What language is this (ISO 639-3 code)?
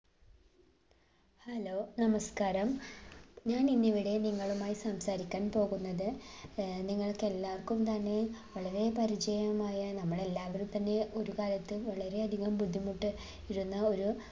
mal